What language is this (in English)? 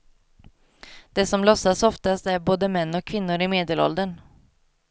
Swedish